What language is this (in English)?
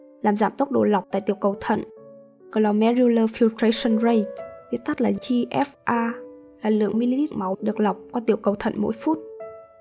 Vietnamese